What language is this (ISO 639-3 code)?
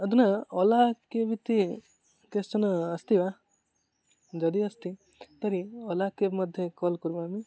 san